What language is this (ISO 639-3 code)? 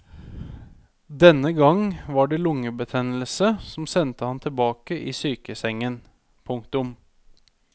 nor